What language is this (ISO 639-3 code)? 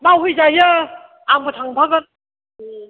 brx